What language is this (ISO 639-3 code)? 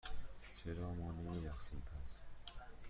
fas